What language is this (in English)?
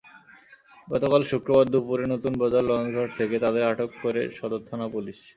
Bangla